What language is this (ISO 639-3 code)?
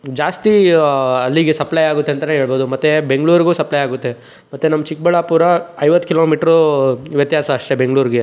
kan